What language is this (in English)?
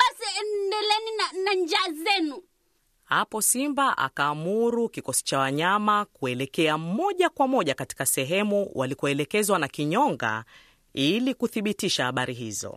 Swahili